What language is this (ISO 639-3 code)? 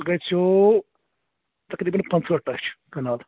kas